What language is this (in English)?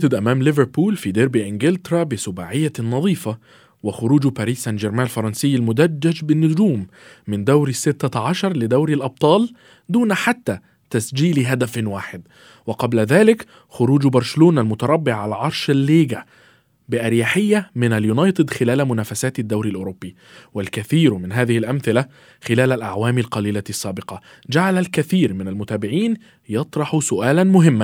Arabic